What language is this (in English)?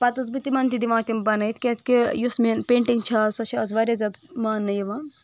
Kashmiri